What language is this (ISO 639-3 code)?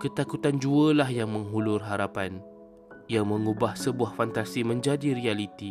msa